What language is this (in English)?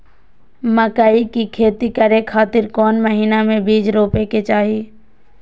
Magahi